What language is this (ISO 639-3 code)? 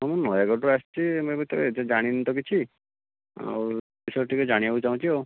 ori